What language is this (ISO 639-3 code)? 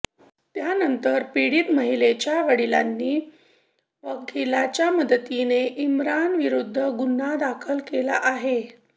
mar